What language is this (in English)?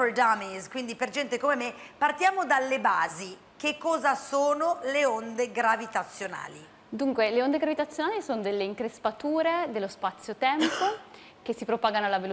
Italian